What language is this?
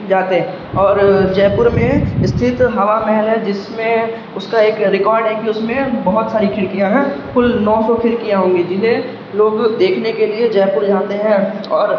Urdu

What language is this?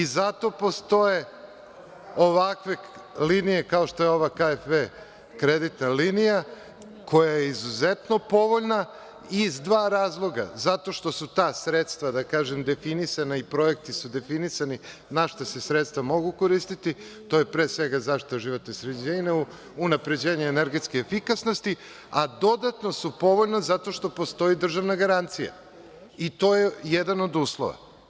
Serbian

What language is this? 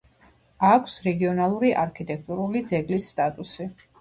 Georgian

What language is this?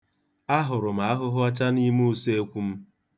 Igbo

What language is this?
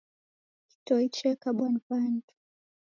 Taita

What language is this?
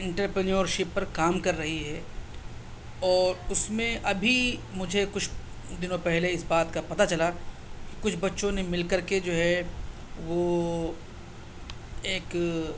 Urdu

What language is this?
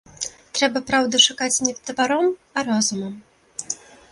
Belarusian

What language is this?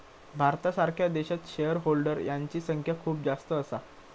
Marathi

